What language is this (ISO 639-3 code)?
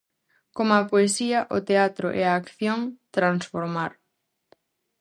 glg